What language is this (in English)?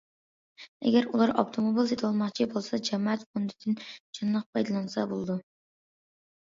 Uyghur